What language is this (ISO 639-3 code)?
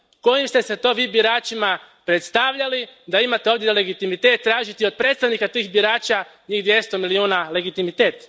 hrv